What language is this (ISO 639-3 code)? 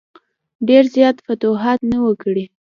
pus